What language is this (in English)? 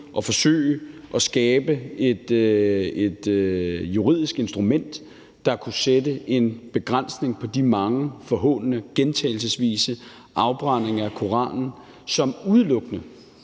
Danish